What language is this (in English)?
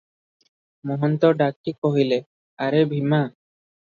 Odia